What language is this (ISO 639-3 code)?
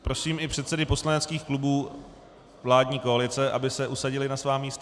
ces